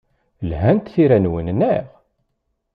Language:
Kabyle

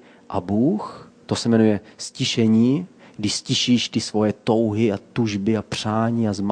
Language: Czech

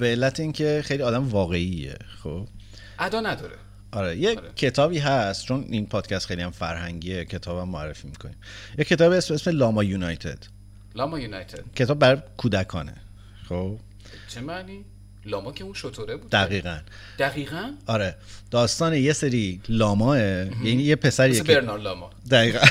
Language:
Persian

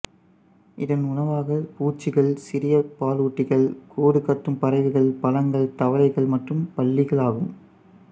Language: Tamil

